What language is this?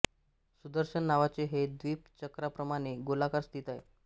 Marathi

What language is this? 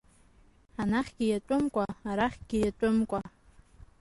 Abkhazian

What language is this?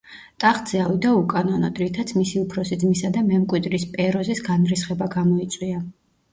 Georgian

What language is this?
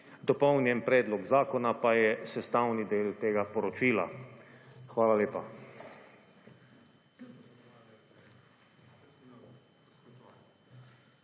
Slovenian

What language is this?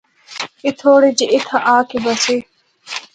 Northern Hindko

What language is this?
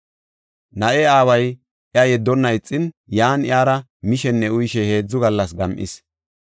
Gofa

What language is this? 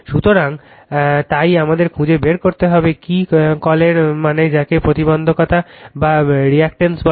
Bangla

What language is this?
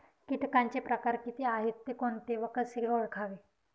Marathi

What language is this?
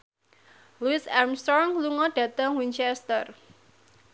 Javanese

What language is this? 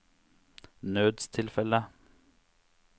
Norwegian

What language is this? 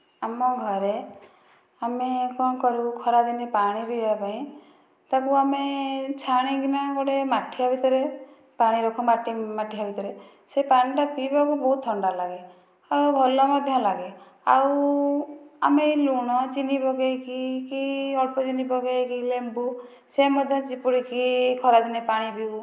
Odia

